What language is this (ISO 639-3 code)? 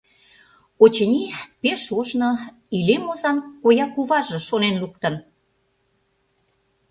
chm